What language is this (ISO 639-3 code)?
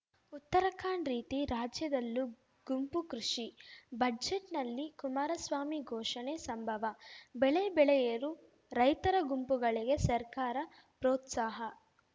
kan